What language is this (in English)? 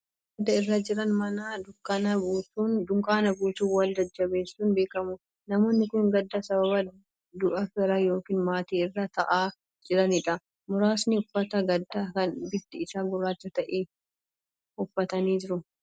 Oromo